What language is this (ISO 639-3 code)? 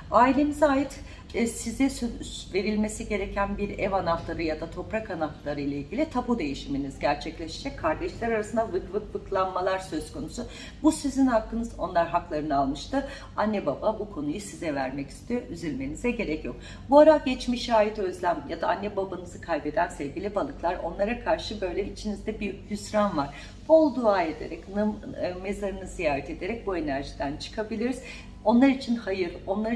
tur